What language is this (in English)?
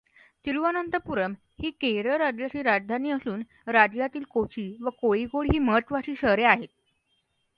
Marathi